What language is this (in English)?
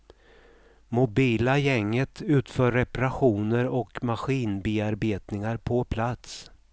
Swedish